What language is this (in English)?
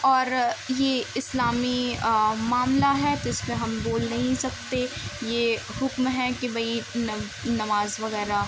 Urdu